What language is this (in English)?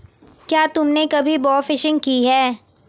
Hindi